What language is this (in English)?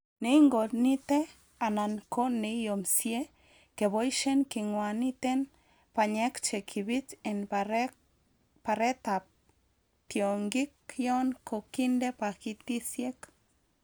Kalenjin